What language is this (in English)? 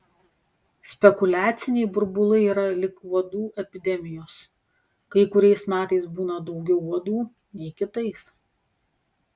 Lithuanian